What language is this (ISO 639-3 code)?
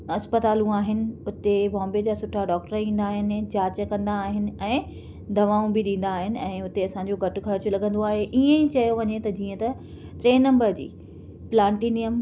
snd